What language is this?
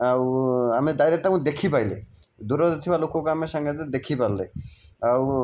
Odia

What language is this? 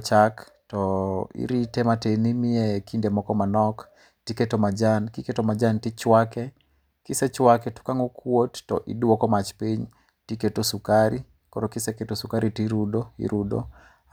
Luo (Kenya and Tanzania)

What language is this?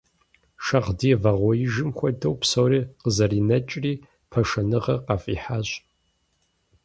Kabardian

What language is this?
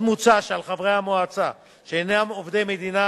Hebrew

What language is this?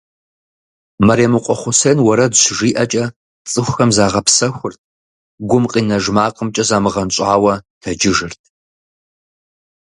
Kabardian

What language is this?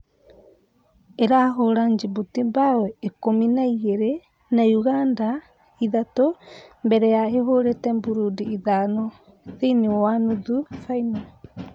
Kikuyu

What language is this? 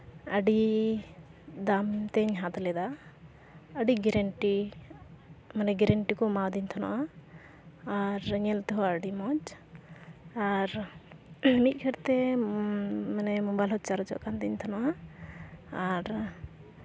Santali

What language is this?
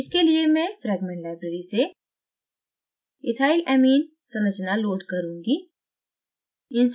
Hindi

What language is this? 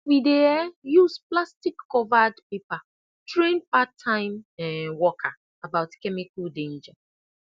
Nigerian Pidgin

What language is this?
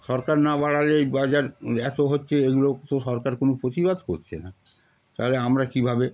Bangla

